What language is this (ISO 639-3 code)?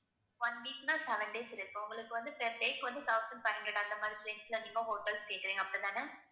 tam